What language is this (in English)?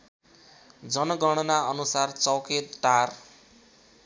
Nepali